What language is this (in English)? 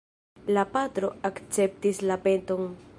Esperanto